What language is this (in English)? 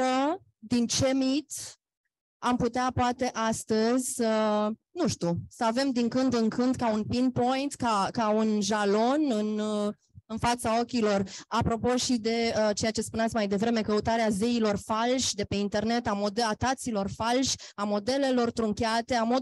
Romanian